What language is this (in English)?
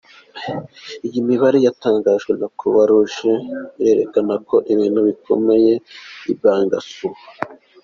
Kinyarwanda